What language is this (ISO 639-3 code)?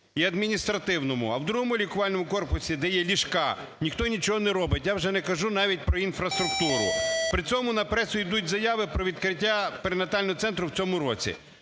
ukr